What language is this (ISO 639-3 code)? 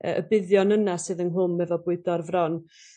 cym